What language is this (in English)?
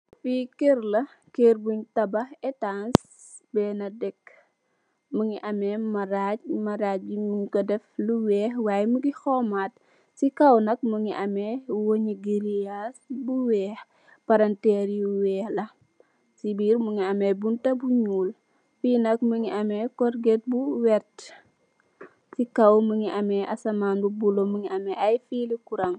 Wolof